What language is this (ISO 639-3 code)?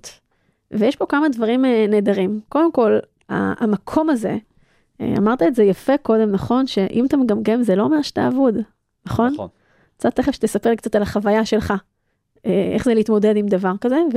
heb